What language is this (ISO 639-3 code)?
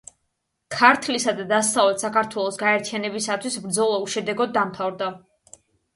kat